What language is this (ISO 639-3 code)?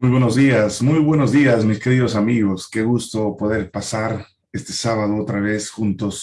spa